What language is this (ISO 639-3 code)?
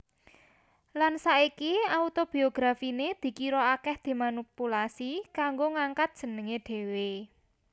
jav